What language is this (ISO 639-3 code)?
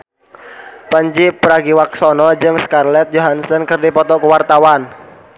sun